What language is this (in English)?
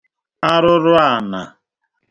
Igbo